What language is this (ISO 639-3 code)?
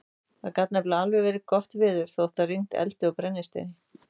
isl